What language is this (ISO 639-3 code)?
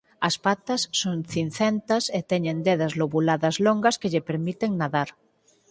glg